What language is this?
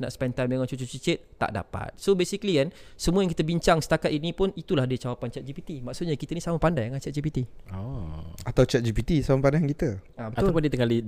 Malay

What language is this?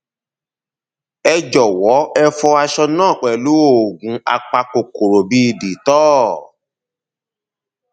Yoruba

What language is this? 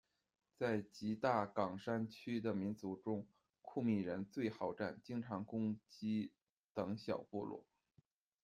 Chinese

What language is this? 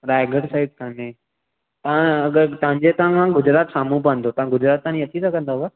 Sindhi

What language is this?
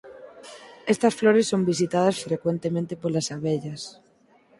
Galician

